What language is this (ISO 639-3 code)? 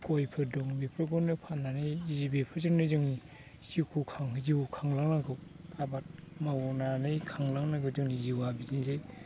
brx